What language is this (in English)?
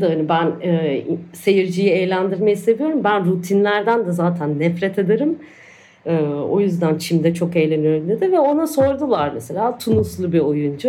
Turkish